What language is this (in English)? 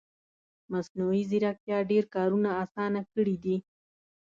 Pashto